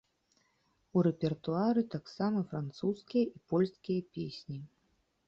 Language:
Belarusian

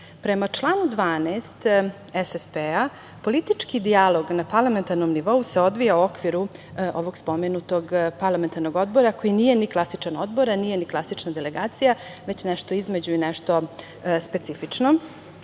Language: Serbian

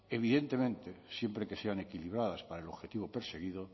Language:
Spanish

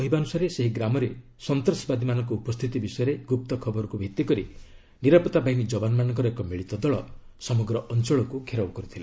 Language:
Odia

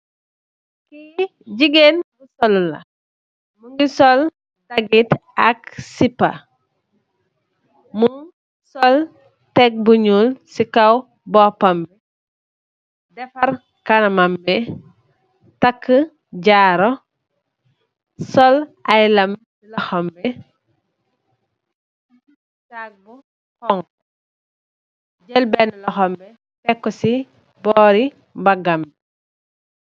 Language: Wolof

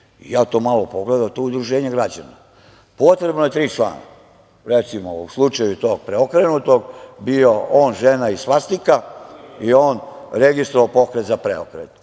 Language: Serbian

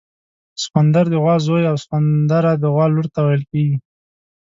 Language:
Pashto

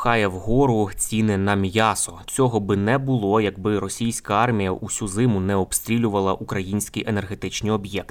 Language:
Ukrainian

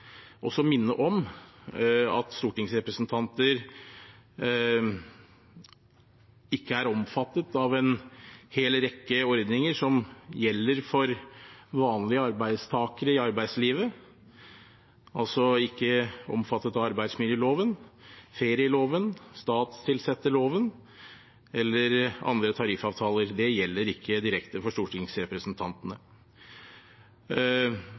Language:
Norwegian Bokmål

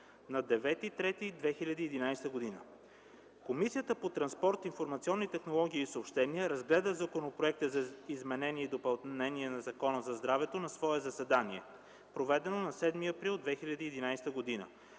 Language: Bulgarian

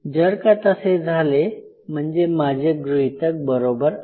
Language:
Marathi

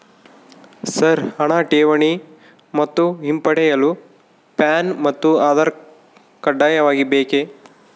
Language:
Kannada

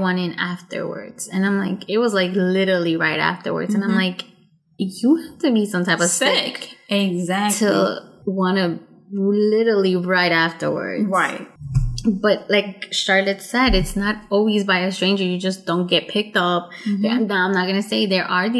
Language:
English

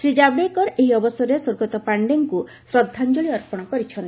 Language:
Odia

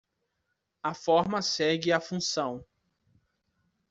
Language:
Portuguese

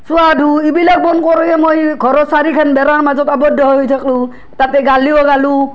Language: Assamese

